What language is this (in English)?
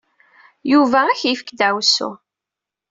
Kabyle